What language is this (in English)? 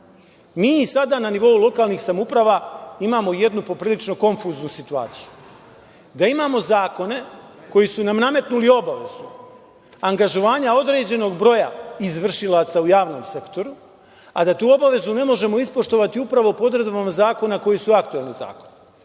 Serbian